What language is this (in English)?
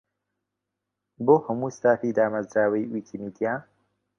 Central Kurdish